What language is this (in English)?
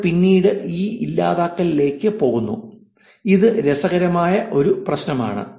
Malayalam